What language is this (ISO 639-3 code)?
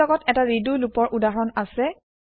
asm